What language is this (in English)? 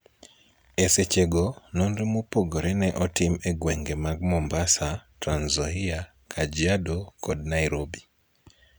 Luo (Kenya and Tanzania)